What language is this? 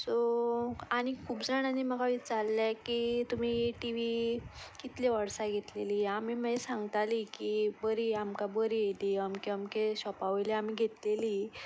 Konkani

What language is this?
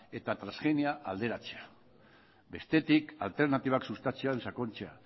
Basque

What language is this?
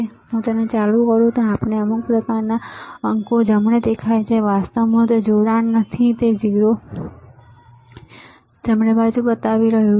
Gujarati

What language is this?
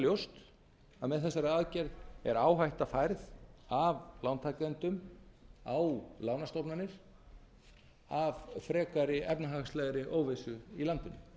Icelandic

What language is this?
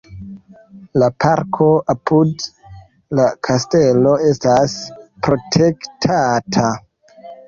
Esperanto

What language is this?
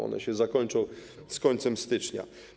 Polish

